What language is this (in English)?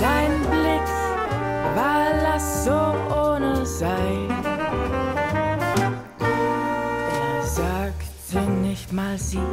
Dutch